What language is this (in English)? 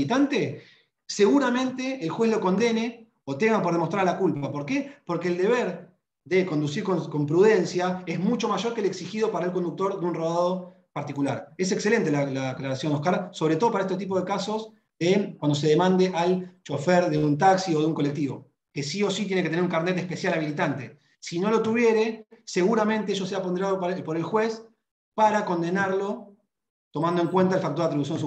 Spanish